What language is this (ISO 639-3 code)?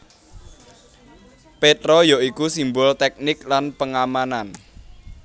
jav